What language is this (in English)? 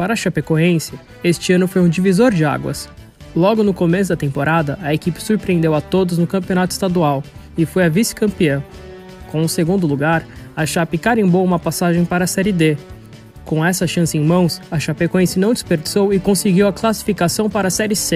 Portuguese